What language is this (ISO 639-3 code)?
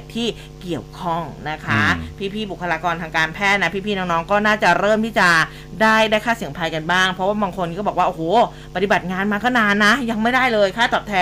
tha